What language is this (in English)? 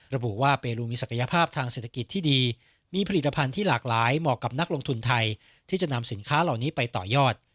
Thai